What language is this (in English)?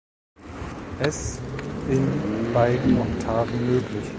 German